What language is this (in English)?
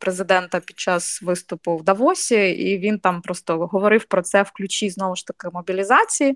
Ukrainian